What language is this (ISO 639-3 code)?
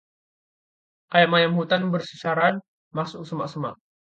ind